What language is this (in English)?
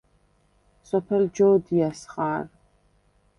Svan